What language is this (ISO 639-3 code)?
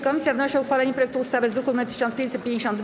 pol